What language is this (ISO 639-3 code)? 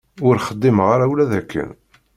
kab